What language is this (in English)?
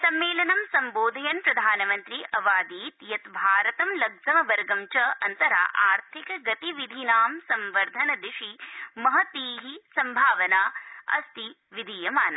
Sanskrit